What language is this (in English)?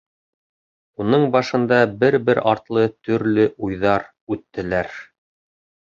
Bashkir